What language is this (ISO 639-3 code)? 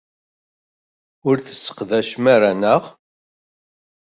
kab